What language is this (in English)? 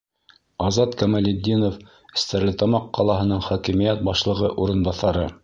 Bashkir